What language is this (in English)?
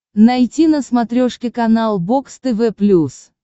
Russian